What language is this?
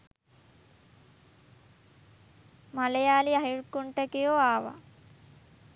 Sinhala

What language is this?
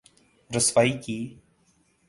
Urdu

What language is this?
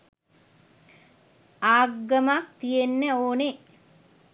Sinhala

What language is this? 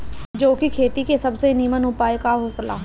Bhojpuri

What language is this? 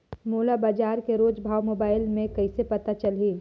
Chhattisgarhi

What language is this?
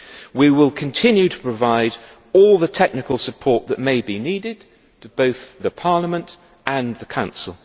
English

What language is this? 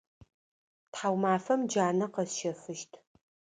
Adyghe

